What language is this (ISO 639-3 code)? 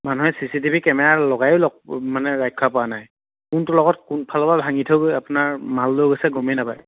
asm